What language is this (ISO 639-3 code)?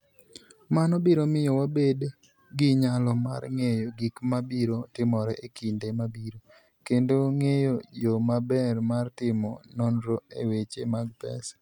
luo